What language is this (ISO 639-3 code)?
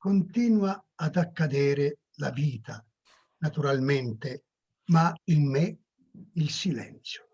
ita